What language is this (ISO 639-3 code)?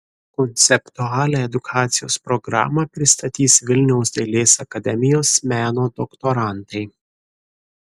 lit